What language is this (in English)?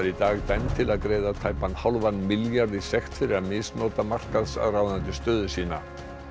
Icelandic